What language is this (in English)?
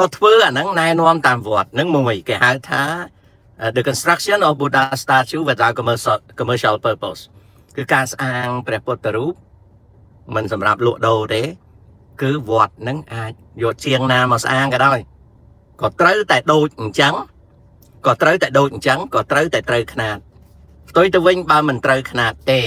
Thai